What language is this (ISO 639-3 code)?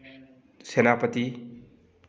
mni